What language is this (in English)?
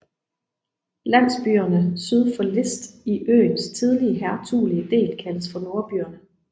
Danish